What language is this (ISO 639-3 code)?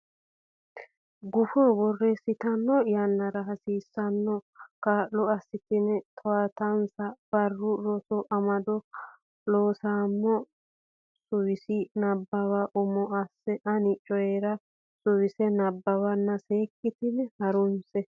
sid